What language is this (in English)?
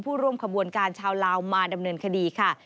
Thai